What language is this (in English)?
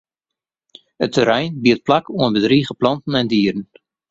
Western Frisian